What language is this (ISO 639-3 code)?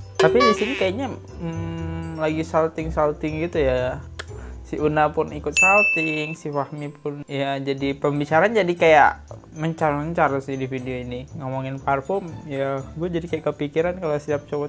ind